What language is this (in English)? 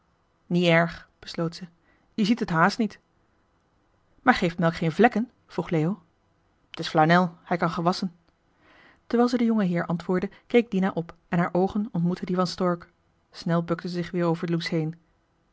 Dutch